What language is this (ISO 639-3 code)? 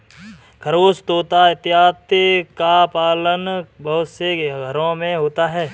hin